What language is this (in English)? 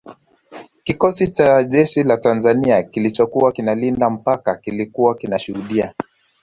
Swahili